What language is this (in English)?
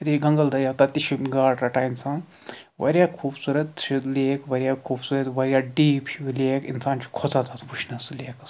Kashmiri